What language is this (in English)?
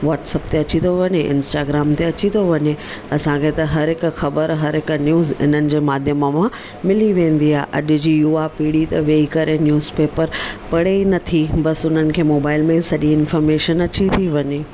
Sindhi